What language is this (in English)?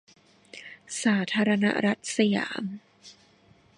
Thai